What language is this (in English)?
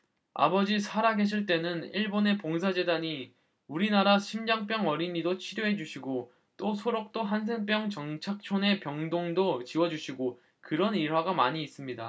Korean